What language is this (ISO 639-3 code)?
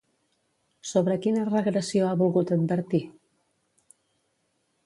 cat